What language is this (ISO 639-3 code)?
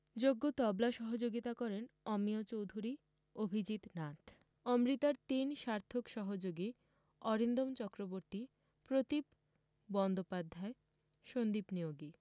ben